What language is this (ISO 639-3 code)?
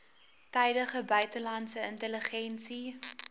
afr